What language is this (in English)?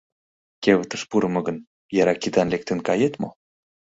Mari